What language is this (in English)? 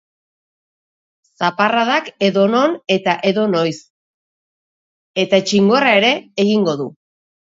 Basque